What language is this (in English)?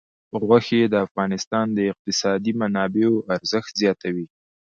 Pashto